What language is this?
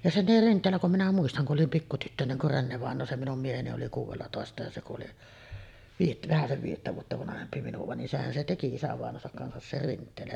Finnish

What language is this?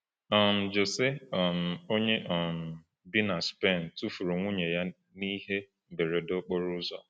Igbo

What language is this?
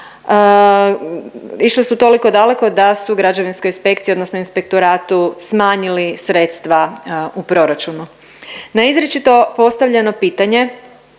Croatian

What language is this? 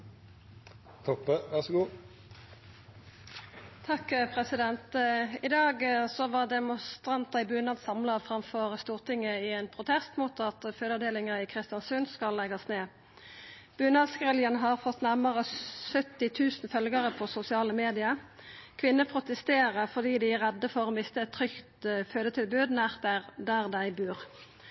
Norwegian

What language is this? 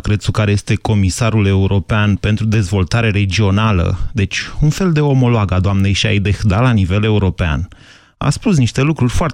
Romanian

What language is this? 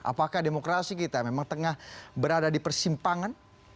Indonesian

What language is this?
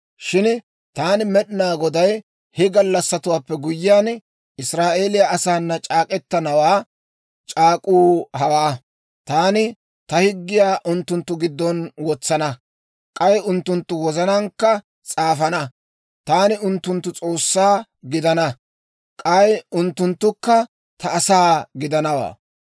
Dawro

